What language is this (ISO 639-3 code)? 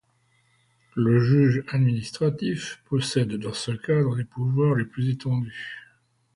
fra